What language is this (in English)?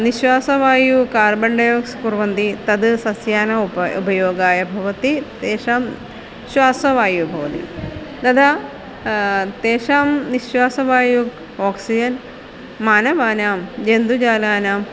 Sanskrit